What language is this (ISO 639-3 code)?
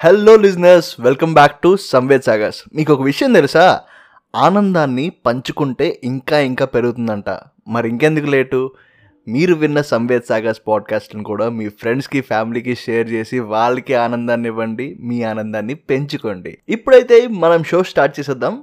tel